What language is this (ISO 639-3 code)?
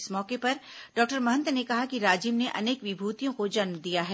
hin